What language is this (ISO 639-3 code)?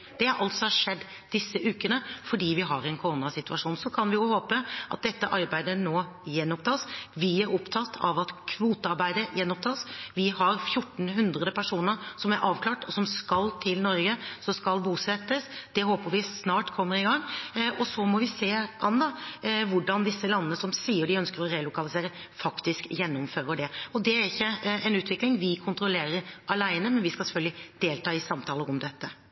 nob